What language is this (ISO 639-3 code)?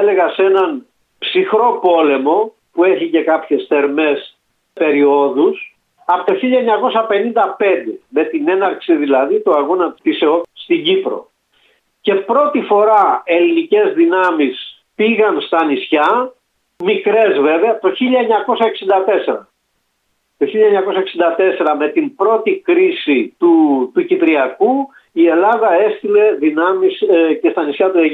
ell